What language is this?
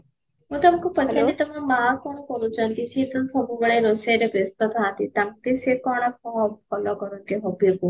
Odia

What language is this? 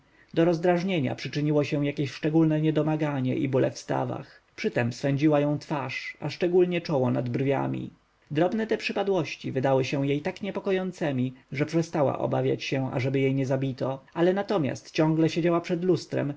Polish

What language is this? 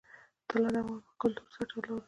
Pashto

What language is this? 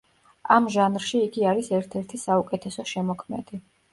Georgian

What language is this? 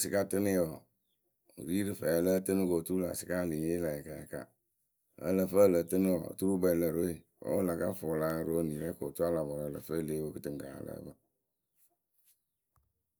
Akebu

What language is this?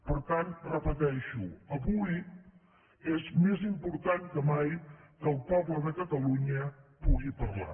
Catalan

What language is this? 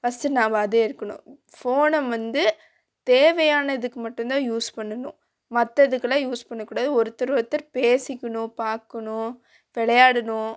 Tamil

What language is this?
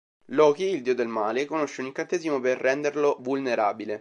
Italian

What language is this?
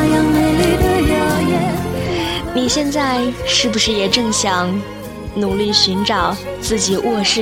Chinese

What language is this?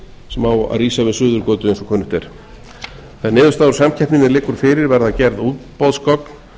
Icelandic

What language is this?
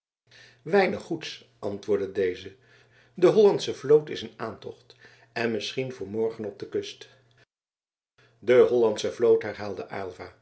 Dutch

